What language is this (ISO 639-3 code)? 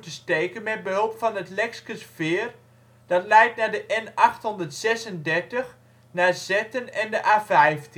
nld